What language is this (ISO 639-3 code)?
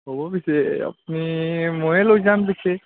asm